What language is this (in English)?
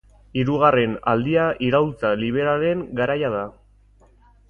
Basque